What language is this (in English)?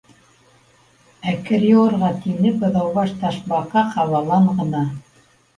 Bashkir